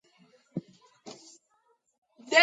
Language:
Georgian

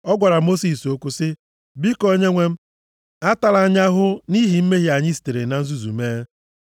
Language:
Igbo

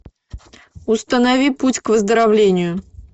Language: Russian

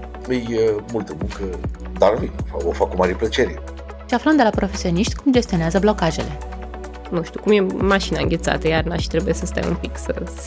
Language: Romanian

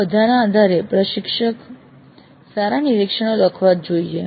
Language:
Gujarati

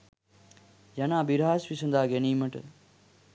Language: Sinhala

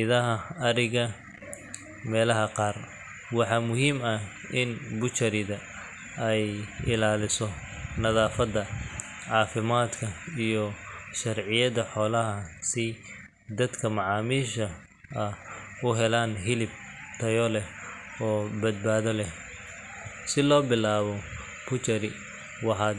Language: Somali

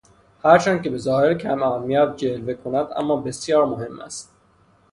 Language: Persian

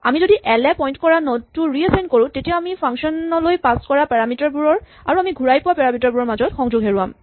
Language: Assamese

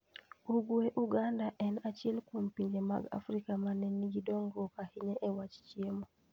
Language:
Luo (Kenya and Tanzania)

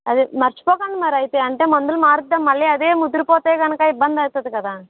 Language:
Telugu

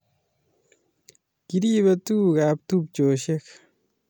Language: Kalenjin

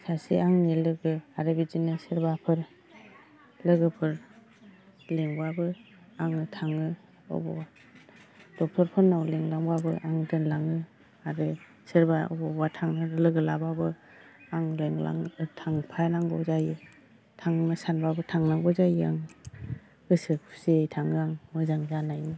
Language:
Bodo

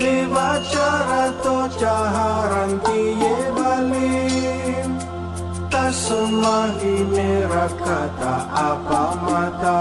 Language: Indonesian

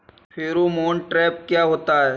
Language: Hindi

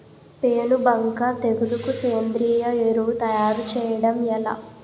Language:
Telugu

